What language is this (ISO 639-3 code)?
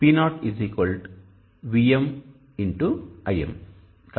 tel